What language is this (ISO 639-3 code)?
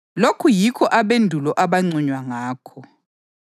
nde